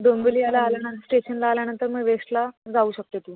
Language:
Marathi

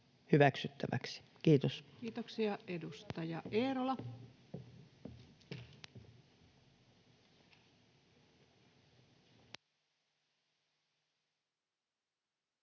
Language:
Finnish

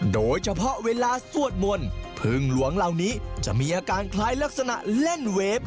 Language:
Thai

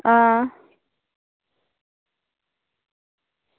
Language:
Dogri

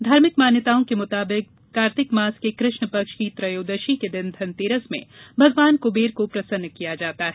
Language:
Hindi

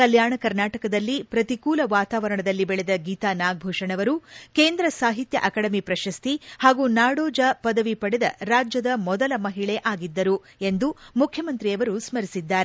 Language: Kannada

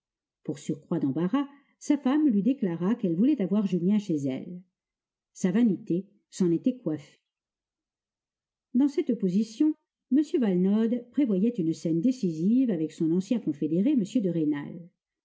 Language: French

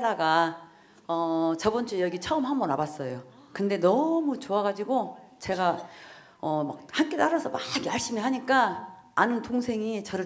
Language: Korean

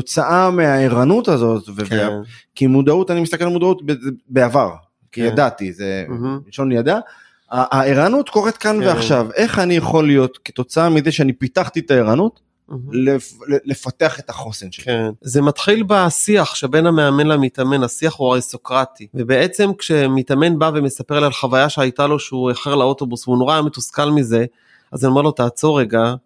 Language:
Hebrew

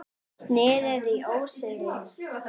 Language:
Icelandic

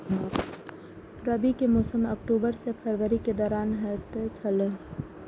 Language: Maithili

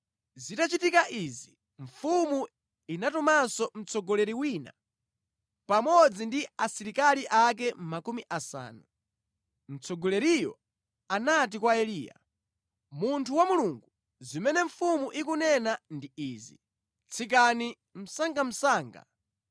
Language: Nyanja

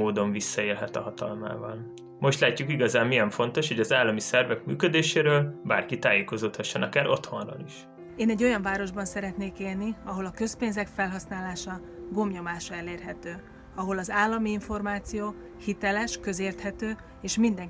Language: Hungarian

